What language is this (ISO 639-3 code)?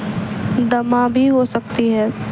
urd